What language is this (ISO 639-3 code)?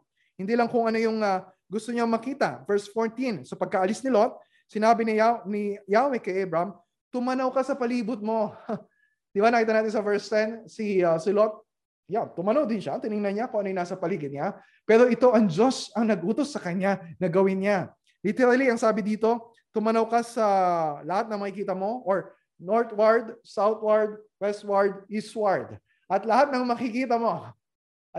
fil